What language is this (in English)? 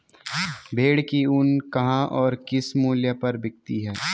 Hindi